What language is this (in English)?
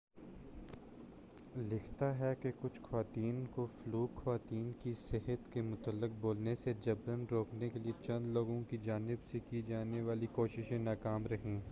Urdu